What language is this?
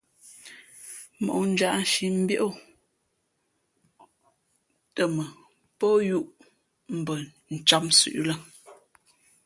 Fe'fe'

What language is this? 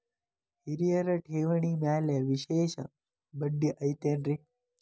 Kannada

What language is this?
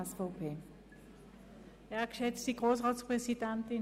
Swiss German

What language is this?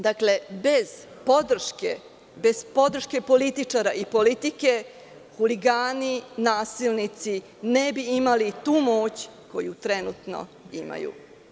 Serbian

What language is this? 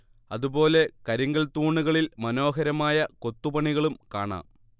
Malayalam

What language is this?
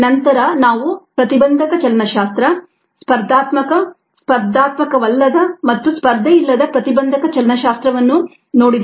Kannada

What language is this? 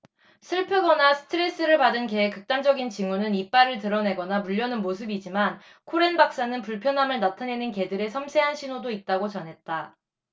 Korean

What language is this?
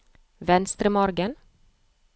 Norwegian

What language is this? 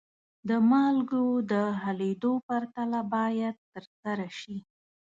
Pashto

